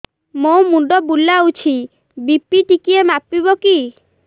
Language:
Odia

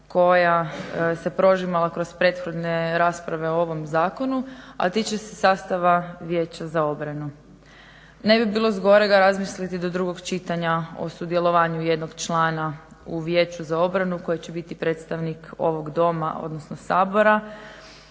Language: Croatian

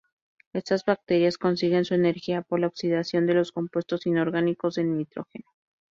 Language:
Spanish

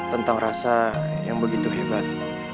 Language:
Indonesian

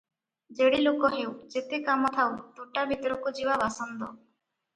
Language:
Odia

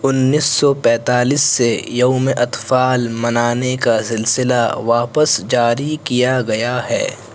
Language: Urdu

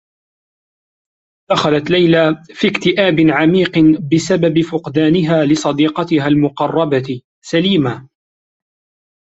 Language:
Arabic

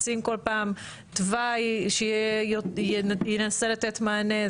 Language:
Hebrew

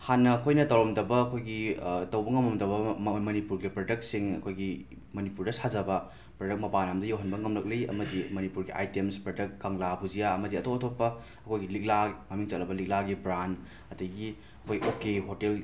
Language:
Manipuri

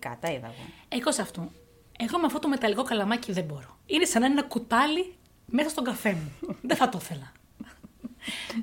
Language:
Greek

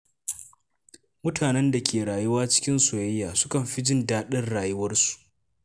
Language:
Hausa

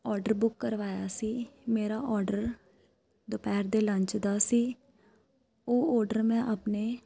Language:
Punjabi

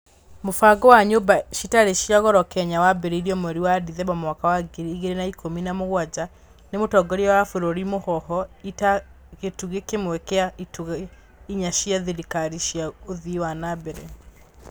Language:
Kikuyu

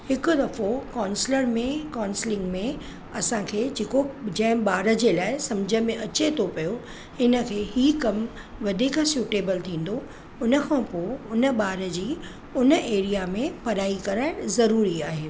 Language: Sindhi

